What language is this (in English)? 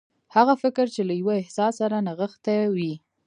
Pashto